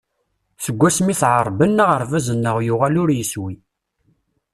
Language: Kabyle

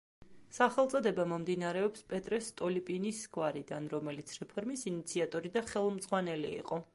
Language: Georgian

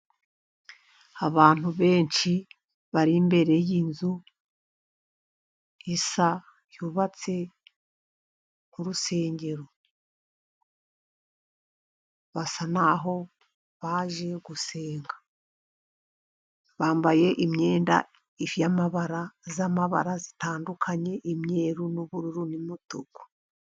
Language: Kinyarwanda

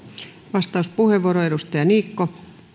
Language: Finnish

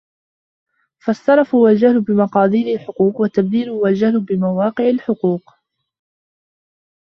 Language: Arabic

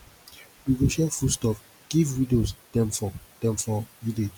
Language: Nigerian Pidgin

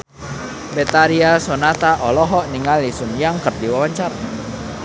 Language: Sundanese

